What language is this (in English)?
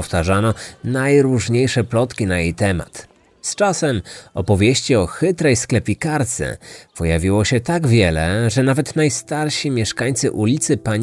Polish